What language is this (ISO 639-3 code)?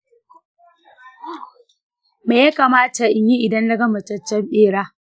hau